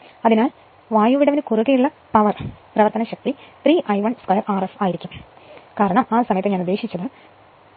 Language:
Malayalam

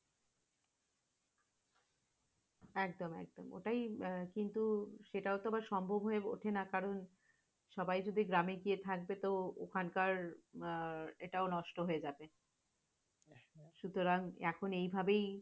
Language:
Bangla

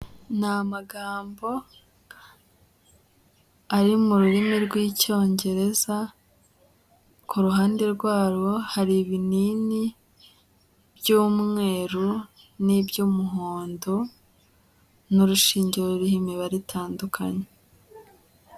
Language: Kinyarwanda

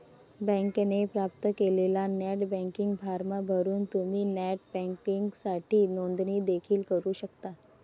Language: Marathi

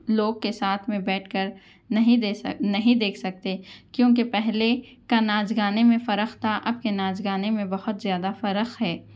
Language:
Urdu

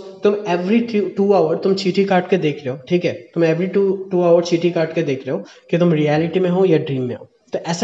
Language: Hindi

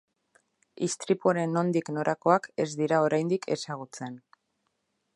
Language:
Basque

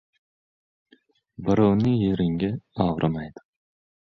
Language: Uzbek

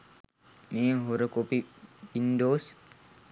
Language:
Sinhala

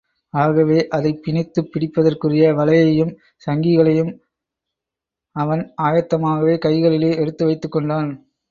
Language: Tamil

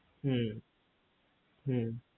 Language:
Bangla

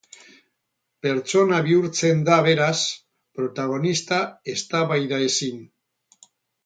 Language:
Basque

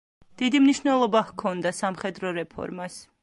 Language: Georgian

